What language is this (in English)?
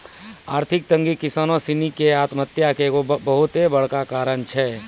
Maithili